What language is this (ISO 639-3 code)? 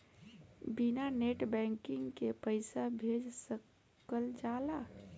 bho